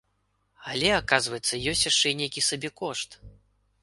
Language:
Belarusian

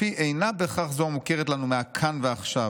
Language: Hebrew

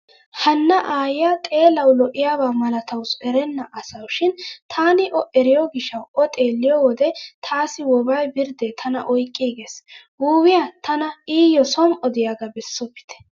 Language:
Wolaytta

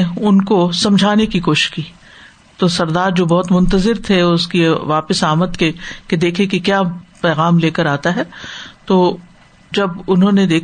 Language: Urdu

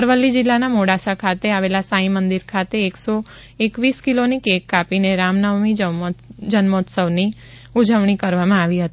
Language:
Gujarati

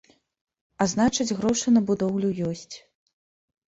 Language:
Belarusian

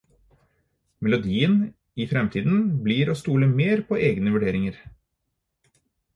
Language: Norwegian Bokmål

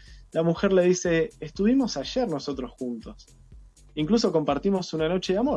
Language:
Spanish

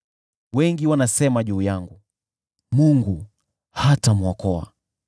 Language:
Swahili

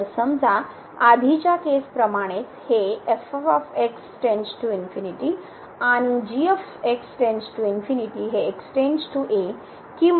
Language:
Marathi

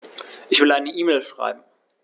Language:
German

